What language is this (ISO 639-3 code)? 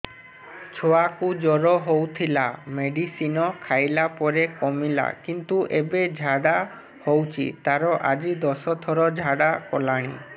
ori